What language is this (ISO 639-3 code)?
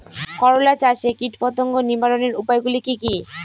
ben